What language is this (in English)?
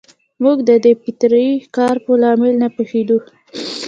Pashto